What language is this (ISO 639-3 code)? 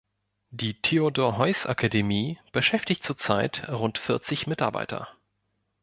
deu